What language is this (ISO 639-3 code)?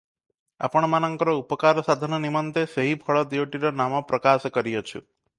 ori